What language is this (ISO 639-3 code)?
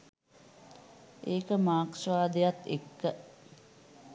sin